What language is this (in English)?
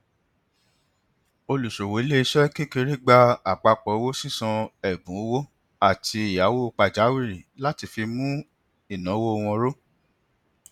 Yoruba